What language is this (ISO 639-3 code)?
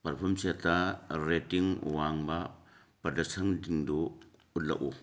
mni